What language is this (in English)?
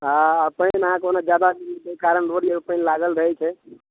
Maithili